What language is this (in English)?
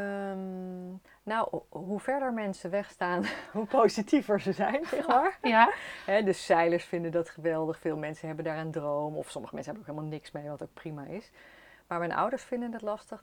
Dutch